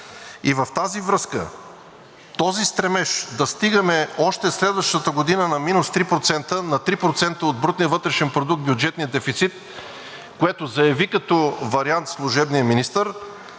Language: Bulgarian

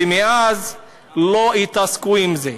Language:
Hebrew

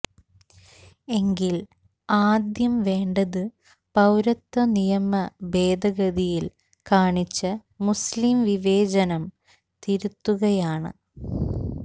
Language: Malayalam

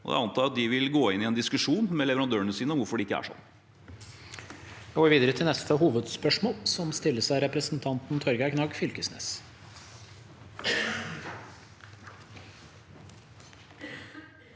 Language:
Norwegian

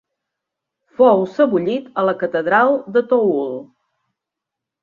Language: Catalan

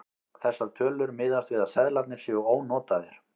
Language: Icelandic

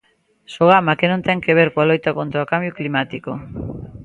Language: Galician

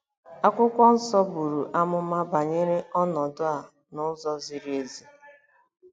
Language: Igbo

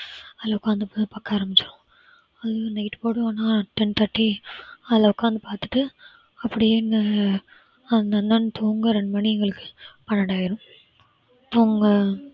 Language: Tamil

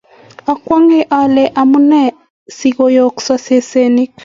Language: Kalenjin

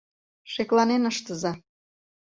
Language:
Mari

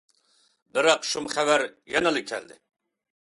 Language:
Uyghur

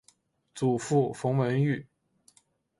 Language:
Chinese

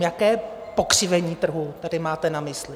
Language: Czech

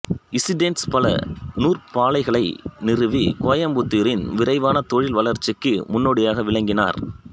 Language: Tamil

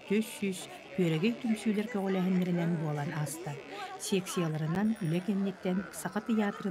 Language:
Turkish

